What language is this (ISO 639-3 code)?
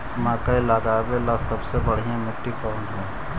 mag